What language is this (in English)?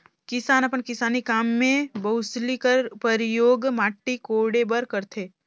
Chhattisgarhi